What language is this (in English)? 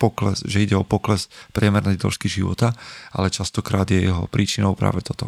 Slovak